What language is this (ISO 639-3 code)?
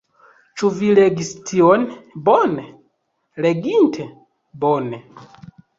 epo